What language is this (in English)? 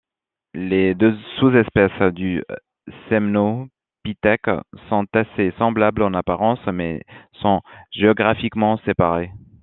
French